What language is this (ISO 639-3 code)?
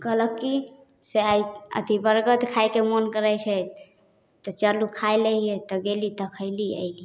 mai